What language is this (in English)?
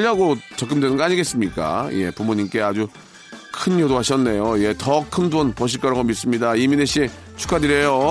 Korean